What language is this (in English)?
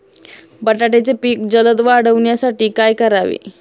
Marathi